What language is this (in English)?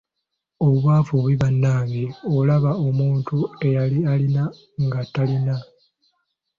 Ganda